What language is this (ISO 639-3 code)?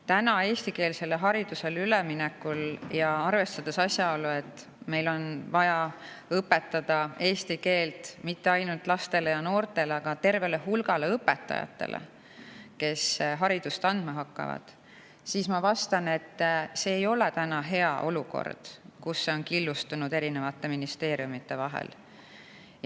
est